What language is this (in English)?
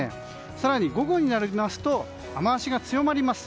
Japanese